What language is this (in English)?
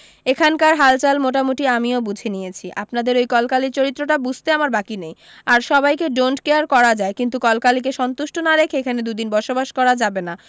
Bangla